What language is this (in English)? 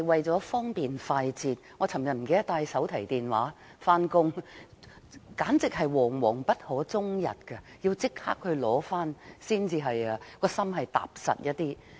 Cantonese